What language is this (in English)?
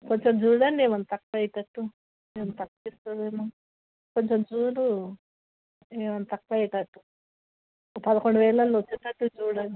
Telugu